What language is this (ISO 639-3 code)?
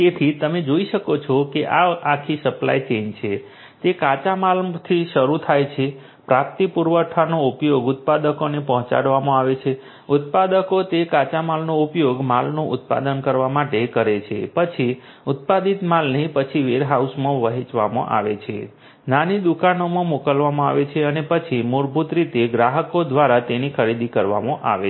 guj